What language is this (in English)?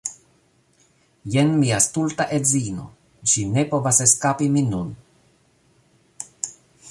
Esperanto